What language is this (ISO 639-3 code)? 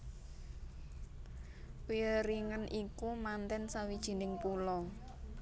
jav